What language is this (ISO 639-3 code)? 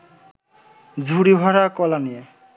ben